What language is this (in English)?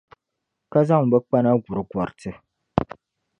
Dagbani